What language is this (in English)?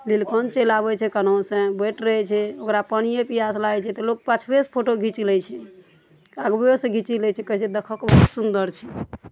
Maithili